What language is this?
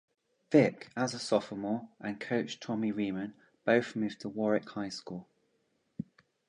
English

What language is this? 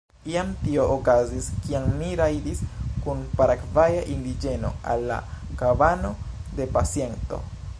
Esperanto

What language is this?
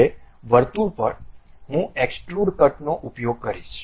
Gujarati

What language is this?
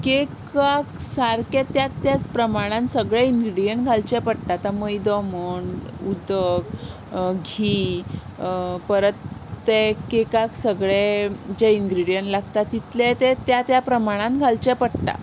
Konkani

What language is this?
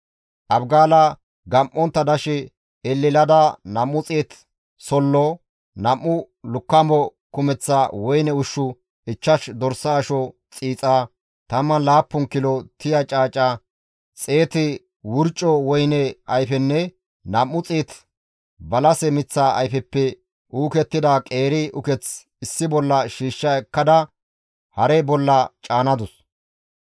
Gamo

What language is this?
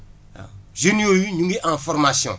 Wolof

